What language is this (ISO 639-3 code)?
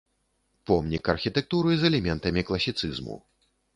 bel